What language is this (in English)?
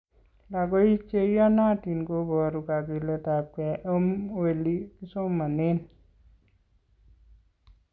Kalenjin